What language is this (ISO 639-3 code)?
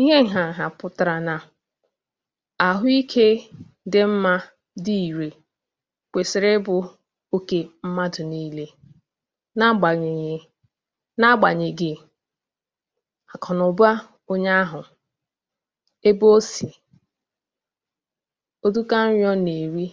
ibo